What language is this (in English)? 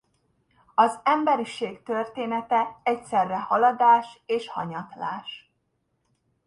Hungarian